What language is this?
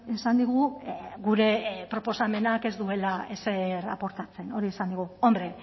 Basque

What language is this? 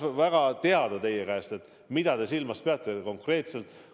Estonian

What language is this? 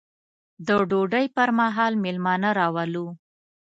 Pashto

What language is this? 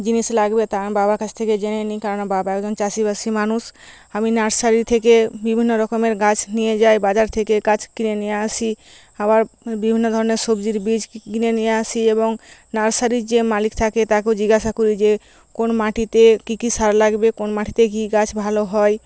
Bangla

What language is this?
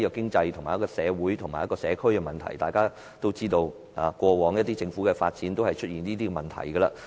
Cantonese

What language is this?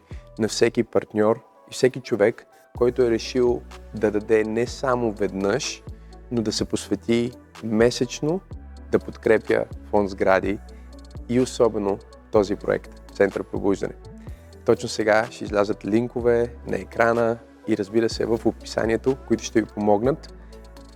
Bulgarian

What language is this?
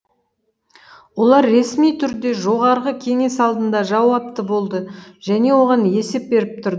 Kazakh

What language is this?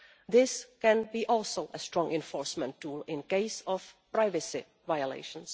English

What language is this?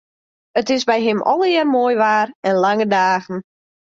Western Frisian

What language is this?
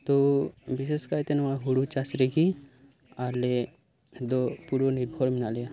Santali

